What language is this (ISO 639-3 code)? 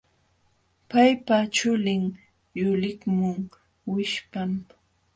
qxw